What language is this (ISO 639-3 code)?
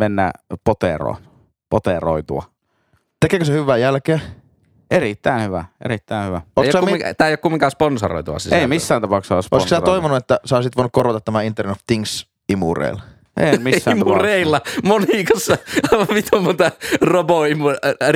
fin